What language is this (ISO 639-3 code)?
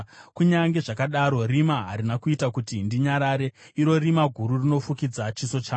sna